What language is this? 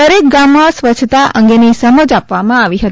Gujarati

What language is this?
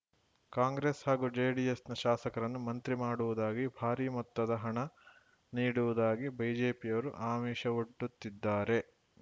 Kannada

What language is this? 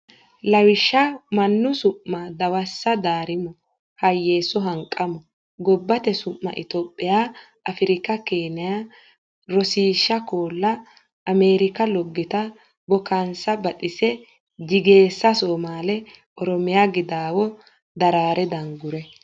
Sidamo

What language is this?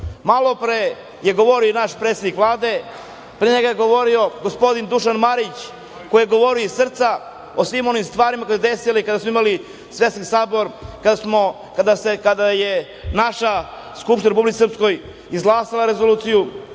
Serbian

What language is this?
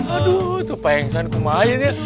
Indonesian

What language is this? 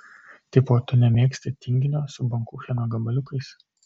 Lithuanian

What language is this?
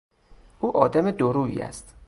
Persian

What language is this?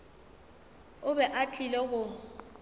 Northern Sotho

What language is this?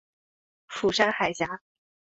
Chinese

